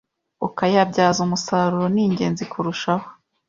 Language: Kinyarwanda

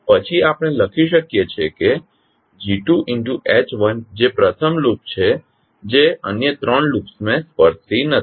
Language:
Gujarati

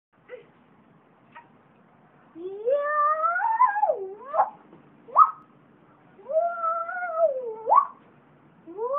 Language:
Vietnamese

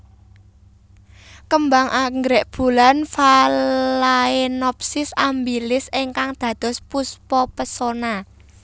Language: Javanese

